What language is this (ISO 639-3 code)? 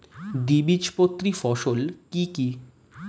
ben